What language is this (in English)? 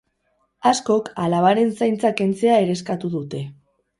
Basque